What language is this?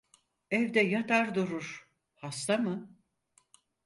Turkish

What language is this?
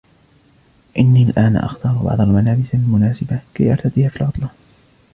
Arabic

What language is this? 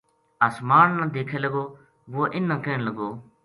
Gujari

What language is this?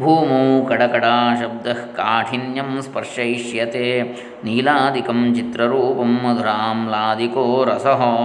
Kannada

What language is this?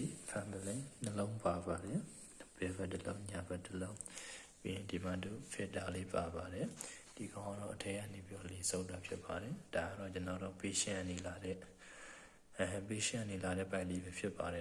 Burmese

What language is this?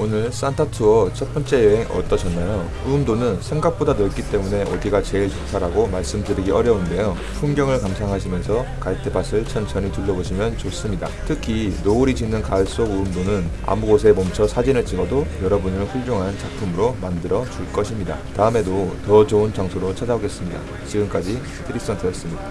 Korean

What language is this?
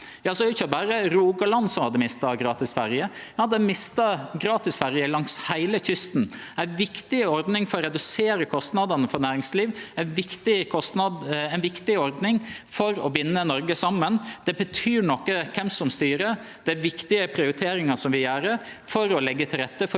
Norwegian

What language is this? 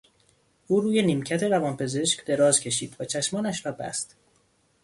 Persian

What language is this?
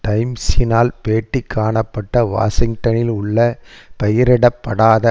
Tamil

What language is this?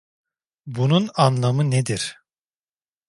Turkish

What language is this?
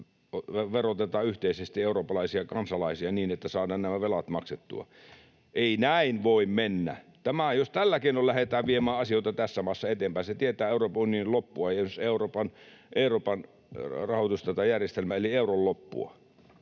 Finnish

